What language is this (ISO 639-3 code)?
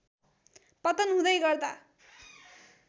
nep